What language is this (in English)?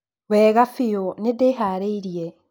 Kikuyu